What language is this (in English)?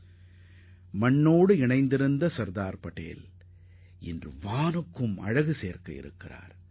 Tamil